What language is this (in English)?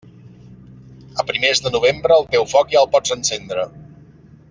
Catalan